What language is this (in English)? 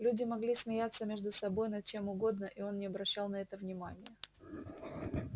Russian